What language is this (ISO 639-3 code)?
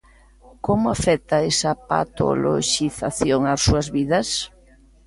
glg